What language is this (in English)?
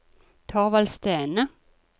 Norwegian